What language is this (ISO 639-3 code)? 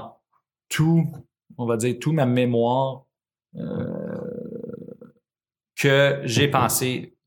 fra